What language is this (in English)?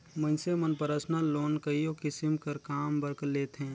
Chhattisgarhi